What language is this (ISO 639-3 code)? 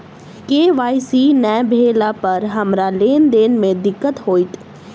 mai